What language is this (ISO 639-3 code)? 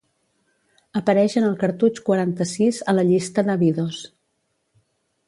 cat